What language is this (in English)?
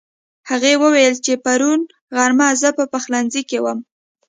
Pashto